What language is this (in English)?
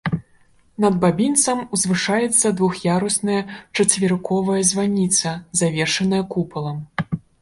Belarusian